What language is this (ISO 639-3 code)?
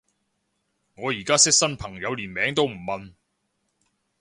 yue